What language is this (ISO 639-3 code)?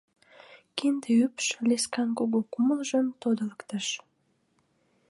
chm